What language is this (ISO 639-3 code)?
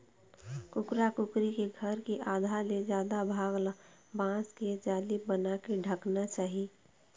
hne